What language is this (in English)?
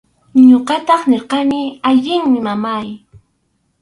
Arequipa-La Unión Quechua